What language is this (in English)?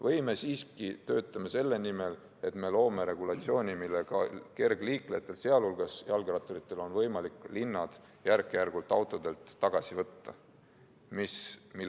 Estonian